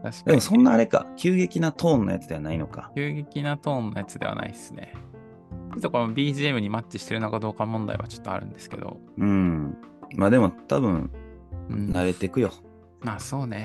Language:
Japanese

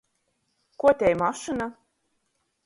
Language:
Latgalian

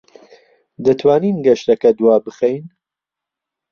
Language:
Central Kurdish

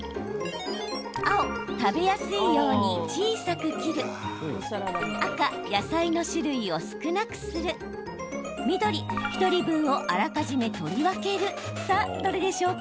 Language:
Japanese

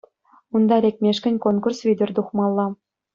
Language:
Chuvash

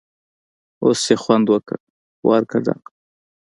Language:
Pashto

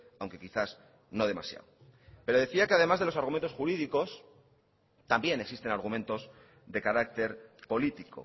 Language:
Spanish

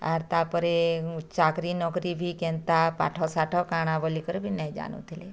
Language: Odia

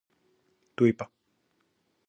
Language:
Greek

